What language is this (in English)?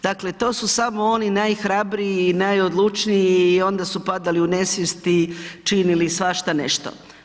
Croatian